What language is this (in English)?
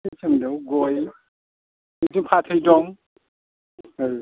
Bodo